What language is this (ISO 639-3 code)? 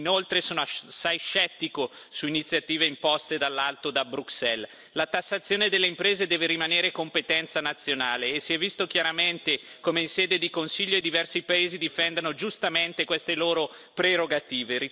ita